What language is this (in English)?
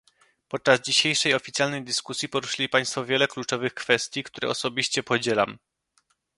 Polish